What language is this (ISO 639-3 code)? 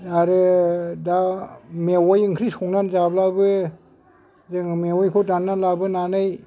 brx